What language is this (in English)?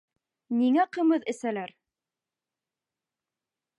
Bashkir